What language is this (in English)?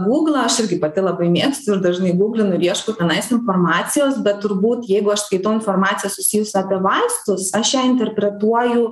Lithuanian